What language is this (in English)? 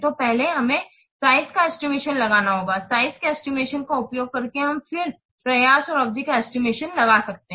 Hindi